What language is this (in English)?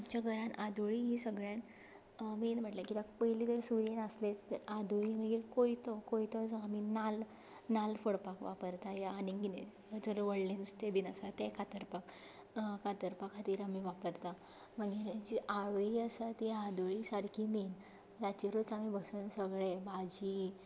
Konkani